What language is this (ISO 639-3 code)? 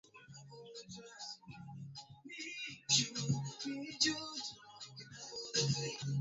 swa